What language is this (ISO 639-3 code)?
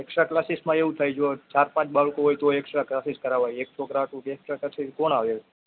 guj